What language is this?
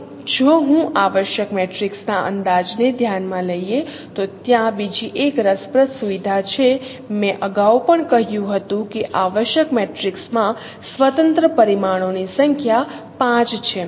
Gujarati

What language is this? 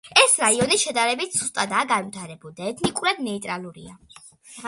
Georgian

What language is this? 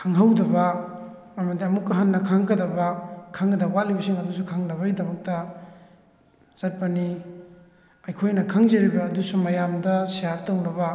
Manipuri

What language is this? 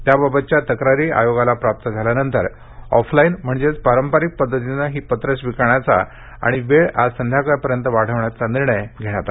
Marathi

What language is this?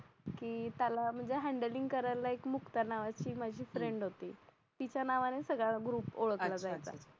Marathi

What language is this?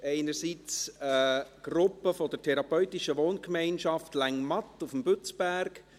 Swiss German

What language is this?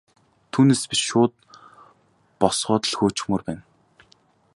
Mongolian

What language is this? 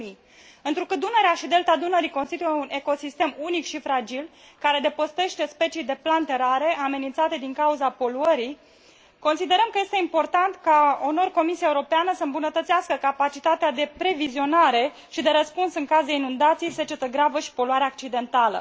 Romanian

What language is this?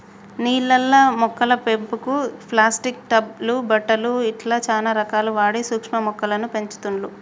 Telugu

